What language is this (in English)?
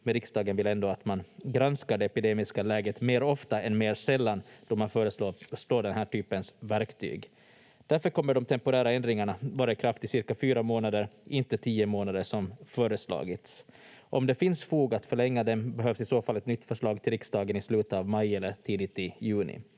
Finnish